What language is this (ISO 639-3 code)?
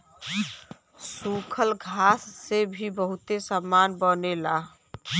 bho